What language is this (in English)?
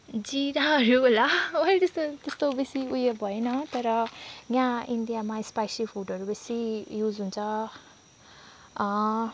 Nepali